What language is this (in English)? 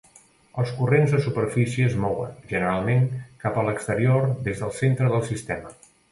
Catalan